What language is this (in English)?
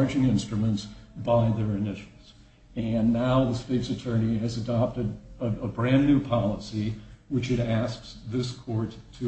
English